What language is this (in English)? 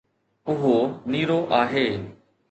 Sindhi